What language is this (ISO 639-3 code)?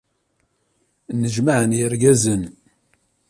kab